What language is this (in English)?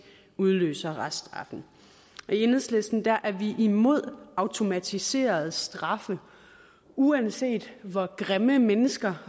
Danish